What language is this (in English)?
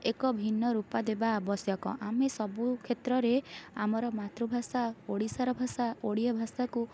Odia